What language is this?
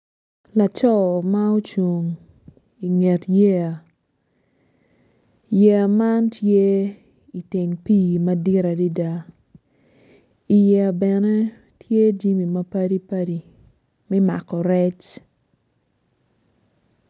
Acoli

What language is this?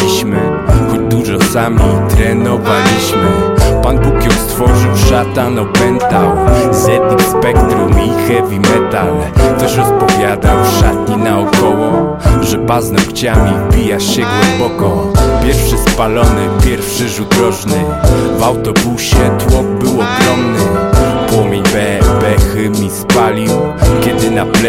Polish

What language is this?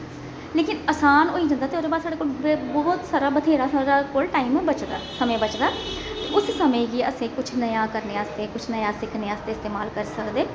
Dogri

